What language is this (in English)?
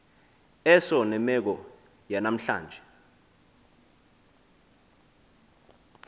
Xhosa